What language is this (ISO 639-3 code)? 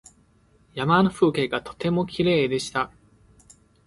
jpn